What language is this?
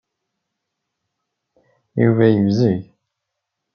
Kabyle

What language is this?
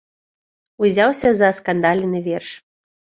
Belarusian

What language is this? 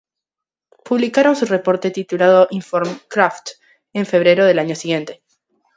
Spanish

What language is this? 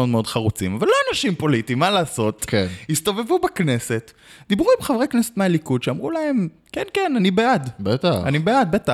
Hebrew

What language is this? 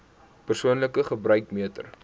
Afrikaans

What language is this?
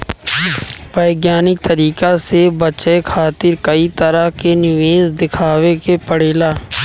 Bhojpuri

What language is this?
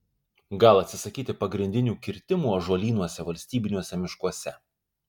Lithuanian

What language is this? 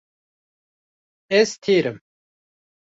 Kurdish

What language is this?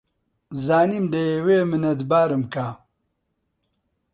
Central Kurdish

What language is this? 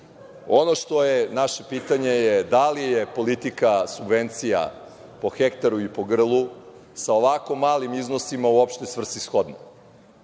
Serbian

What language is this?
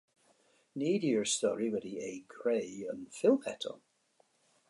Welsh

